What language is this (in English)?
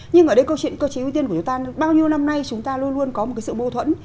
Vietnamese